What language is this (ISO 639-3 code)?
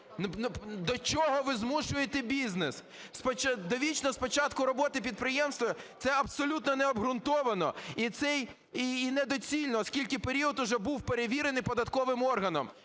ukr